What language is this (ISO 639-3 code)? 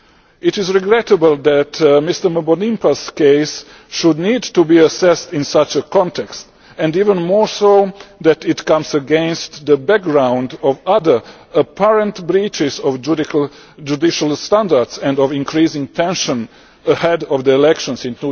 eng